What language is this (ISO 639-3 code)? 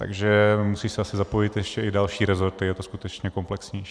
ces